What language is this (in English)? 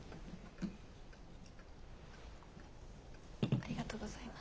Japanese